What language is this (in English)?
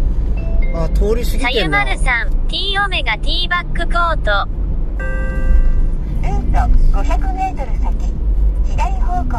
Japanese